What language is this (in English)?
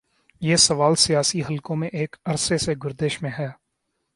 Urdu